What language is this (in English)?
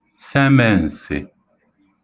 Igbo